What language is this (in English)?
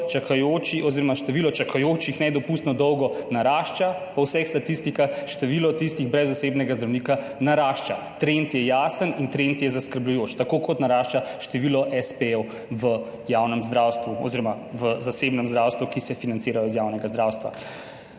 Slovenian